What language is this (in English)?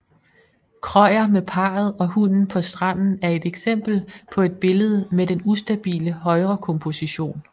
Danish